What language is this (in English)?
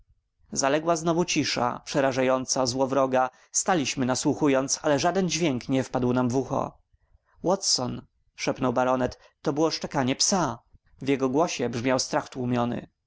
Polish